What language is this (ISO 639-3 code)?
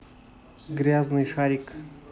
rus